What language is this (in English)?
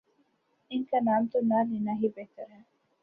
Urdu